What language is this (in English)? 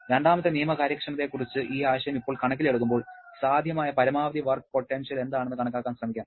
Malayalam